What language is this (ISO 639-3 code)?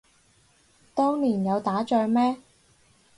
yue